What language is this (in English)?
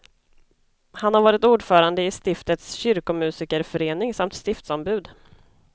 Swedish